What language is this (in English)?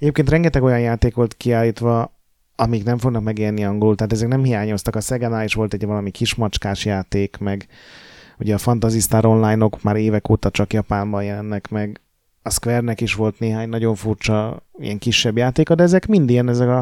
Hungarian